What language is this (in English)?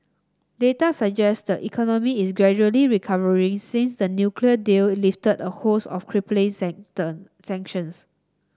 English